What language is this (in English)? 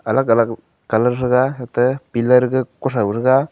Wancho Naga